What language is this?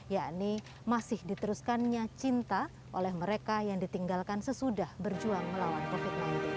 Indonesian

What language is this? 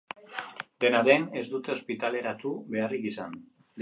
Basque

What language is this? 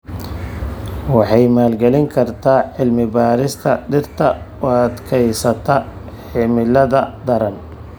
Somali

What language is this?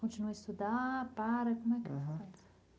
Portuguese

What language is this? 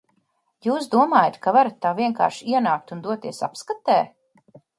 Latvian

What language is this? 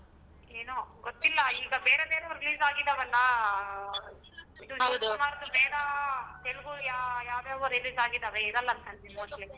Kannada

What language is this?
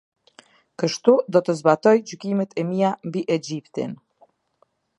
Albanian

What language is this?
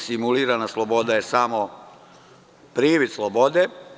Serbian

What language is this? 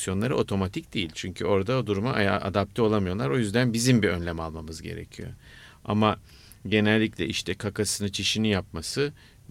Turkish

